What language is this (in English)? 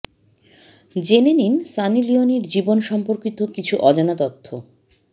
Bangla